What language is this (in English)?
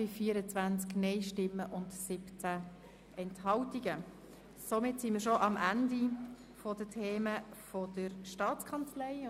Swiss German